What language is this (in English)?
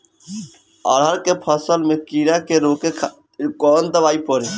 Bhojpuri